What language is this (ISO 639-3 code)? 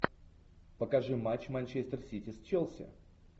rus